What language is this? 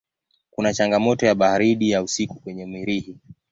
Swahili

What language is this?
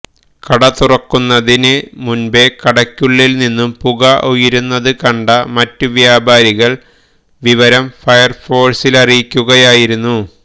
Malayalam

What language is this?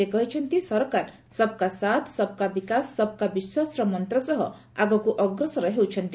Odia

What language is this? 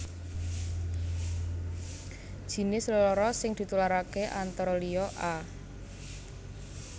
Javanese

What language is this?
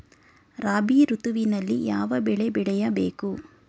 Kannada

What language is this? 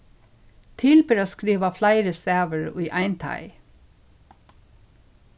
Faroese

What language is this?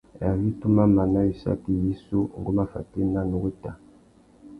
Tuki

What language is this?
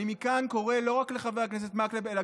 Hebrew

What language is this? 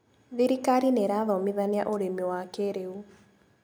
Kikuyu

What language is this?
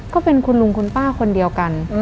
Thai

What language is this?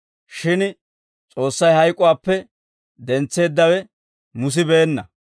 Dawro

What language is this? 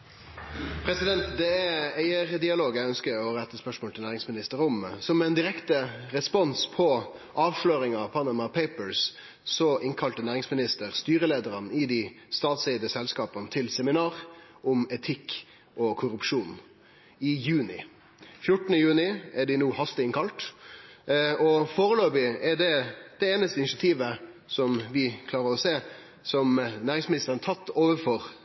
Norwegian Nynorsk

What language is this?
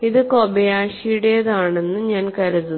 Malayalam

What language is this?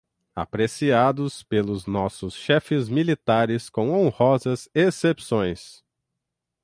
Portuguese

